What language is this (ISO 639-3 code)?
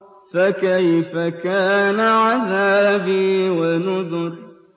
ara